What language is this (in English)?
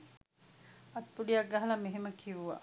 Sinhala